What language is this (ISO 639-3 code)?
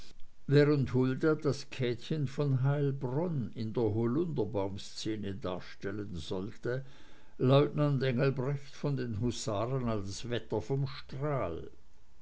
deu